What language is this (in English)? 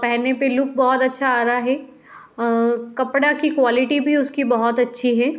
Hindi